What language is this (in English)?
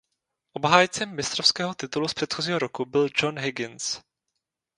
Czech